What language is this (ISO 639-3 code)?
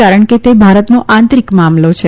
guj